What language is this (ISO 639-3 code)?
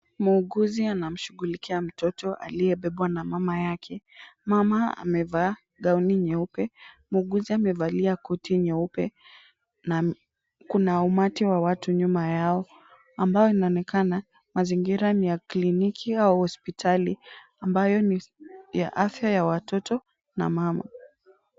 swa